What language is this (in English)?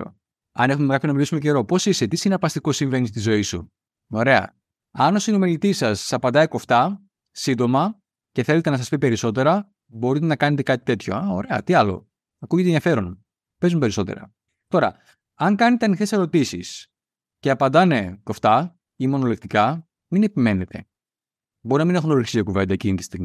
Greek